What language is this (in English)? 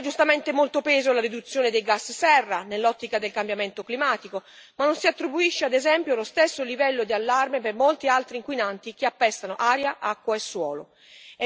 Italian